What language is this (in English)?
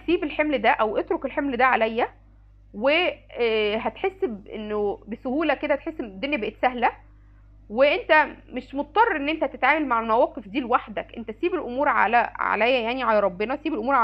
Arabic